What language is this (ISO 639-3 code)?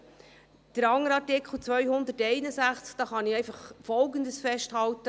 gsw